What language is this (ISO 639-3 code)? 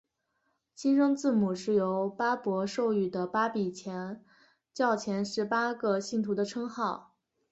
zho